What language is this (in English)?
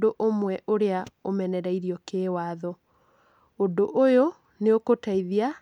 Kikuyu